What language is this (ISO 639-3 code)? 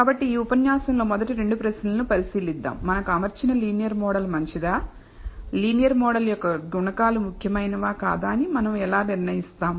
tel